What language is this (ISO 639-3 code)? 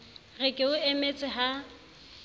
sot